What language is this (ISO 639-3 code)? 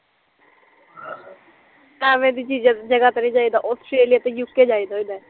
pan